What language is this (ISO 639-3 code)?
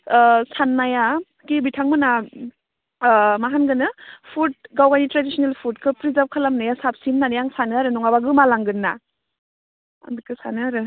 brx